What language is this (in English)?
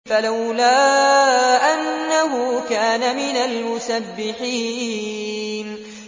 Arabic